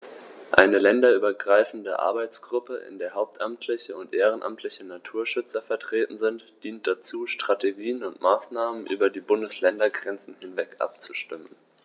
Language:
German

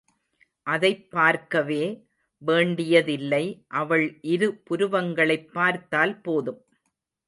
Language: Tamil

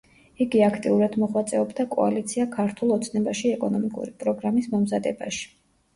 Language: Georgian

